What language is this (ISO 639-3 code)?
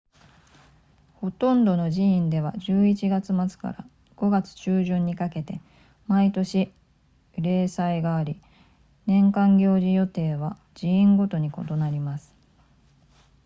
jpn